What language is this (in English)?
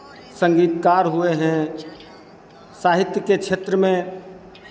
Hindi